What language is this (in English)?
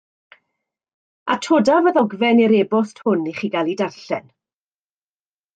Welsh